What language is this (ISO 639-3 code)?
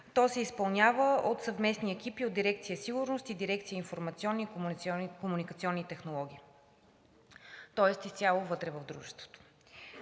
bul